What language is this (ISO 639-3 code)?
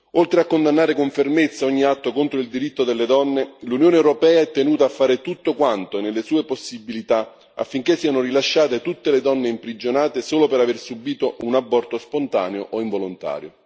ita